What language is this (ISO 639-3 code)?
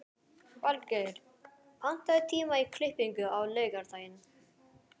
isl